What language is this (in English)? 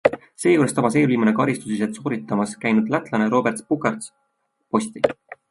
Estonian